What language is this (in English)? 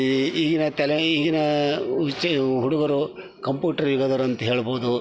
Kannada